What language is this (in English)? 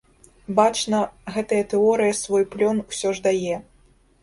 Belarusian